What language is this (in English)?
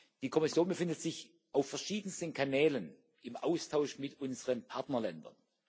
German